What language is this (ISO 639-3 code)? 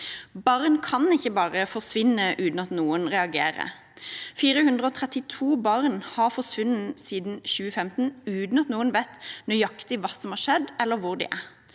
nor